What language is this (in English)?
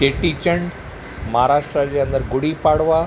Sindhi